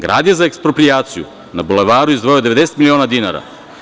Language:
Serbian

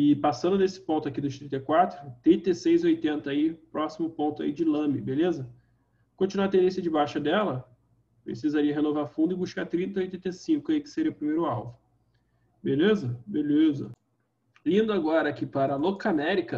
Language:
Portuguese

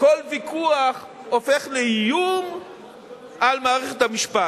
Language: Hebrew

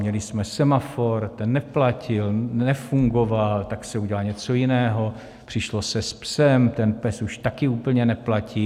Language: Czech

